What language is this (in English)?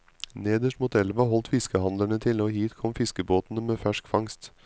Norwegian